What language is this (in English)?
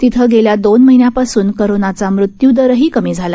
Marathi